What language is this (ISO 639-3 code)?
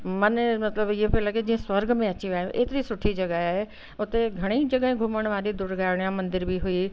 snd